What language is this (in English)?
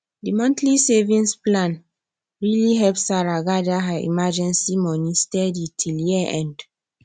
Nigerian Pidgin